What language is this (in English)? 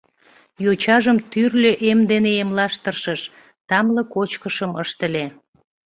Mari